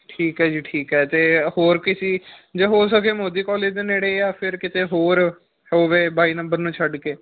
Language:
Punjabi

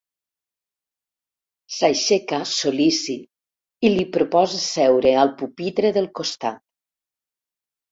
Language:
Catalan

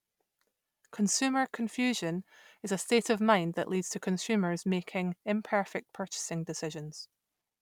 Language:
English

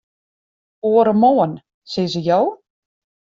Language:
Western Frisian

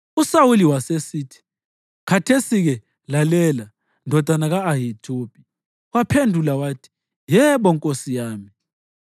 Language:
North Ndebele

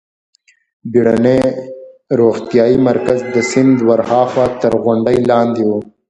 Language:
Pashto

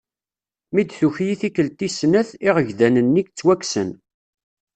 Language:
Kabyle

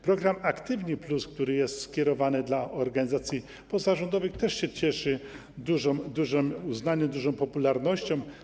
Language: Polish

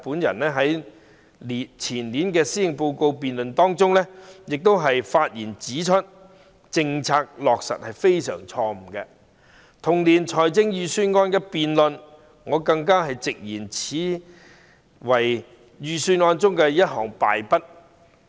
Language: Cantonese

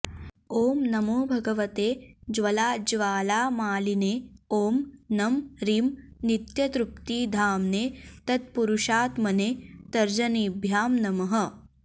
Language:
Sanskrit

